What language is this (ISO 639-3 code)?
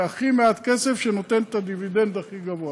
heb